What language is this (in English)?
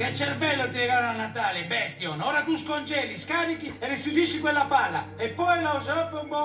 Italian